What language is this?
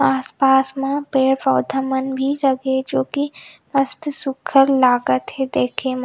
Chhattisgarhi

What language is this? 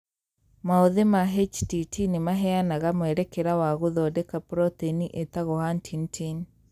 Kikuyu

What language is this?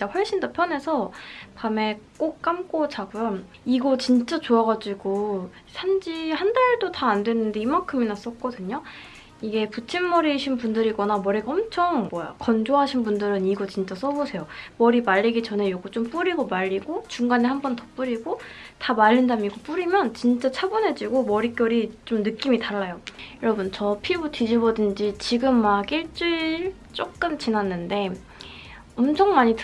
Korean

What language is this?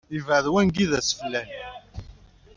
Kabyle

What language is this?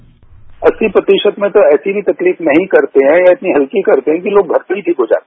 Hindi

